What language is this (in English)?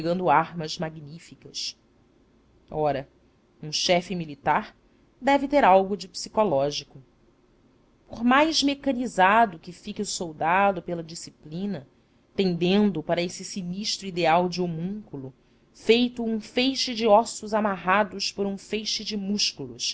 Portuguese